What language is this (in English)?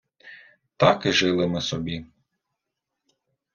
Ukrainian